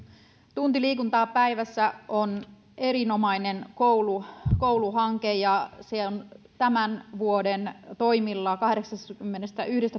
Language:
Finnish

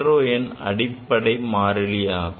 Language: Tamil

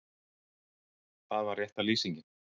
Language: Icelandic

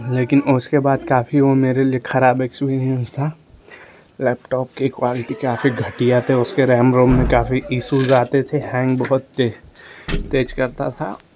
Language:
Hindi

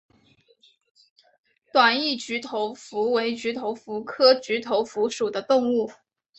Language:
Chinese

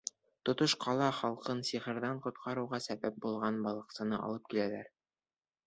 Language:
Bashkir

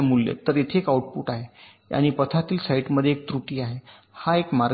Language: Marathi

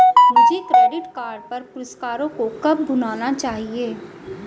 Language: Hindi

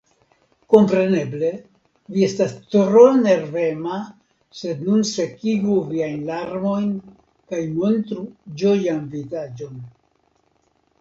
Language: Esperanto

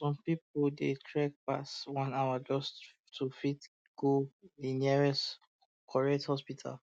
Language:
Nigerian Pidgin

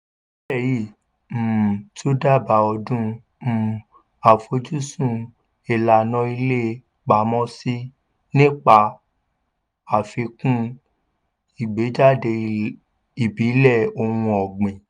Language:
Yoruba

